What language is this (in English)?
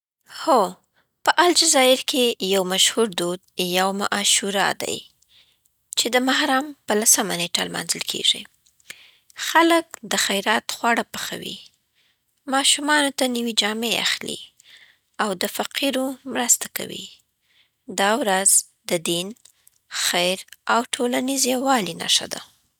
Southern Pashto